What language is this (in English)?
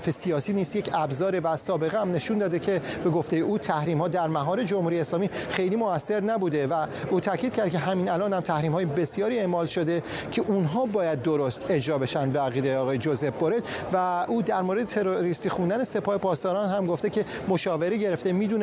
Persian